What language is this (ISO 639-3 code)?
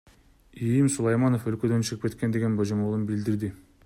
kir